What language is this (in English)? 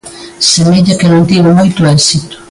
Galician